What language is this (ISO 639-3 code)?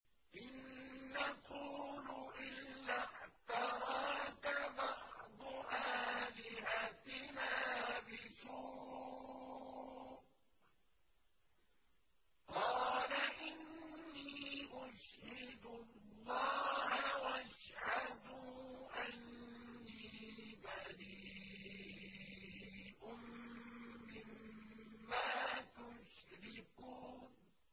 ara